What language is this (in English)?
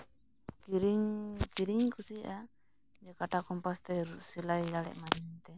Santali